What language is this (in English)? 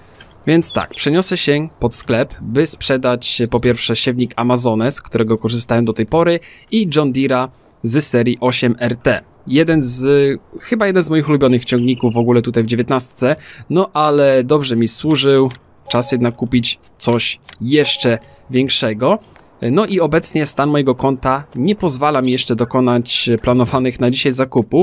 Polish